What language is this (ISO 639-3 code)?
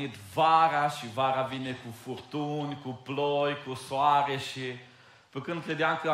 ron